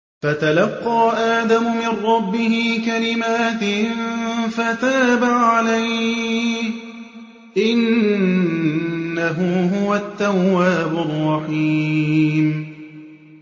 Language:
Arabic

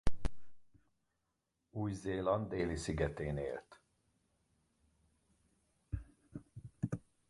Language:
Hungarian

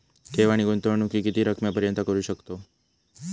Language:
Marathi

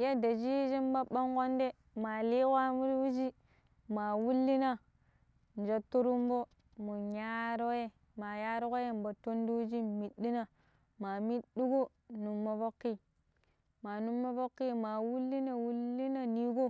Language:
Pero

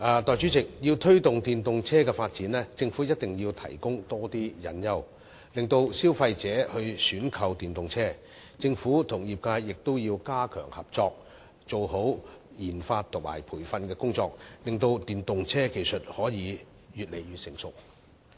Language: Cantonese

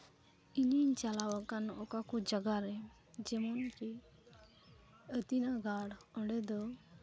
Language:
Santali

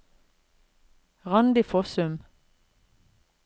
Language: Norwegian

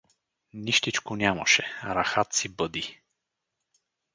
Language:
Bulgarian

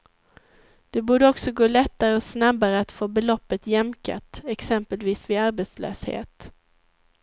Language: Swedish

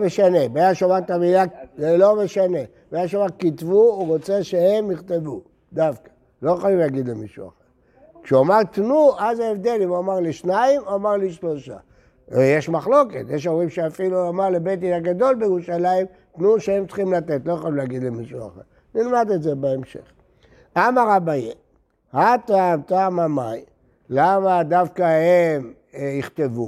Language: Hebrew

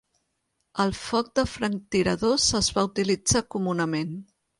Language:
Catalan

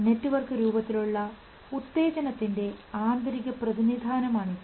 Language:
Malayalam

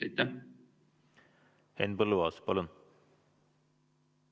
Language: Estonian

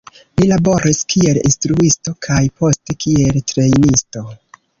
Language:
Esperanto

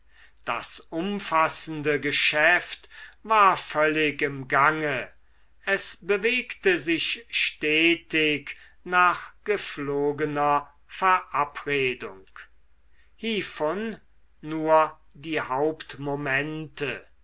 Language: German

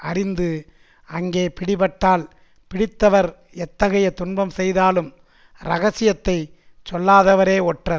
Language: Tamil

